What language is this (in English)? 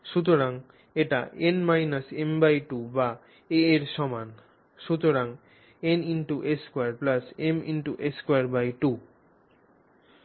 Bangla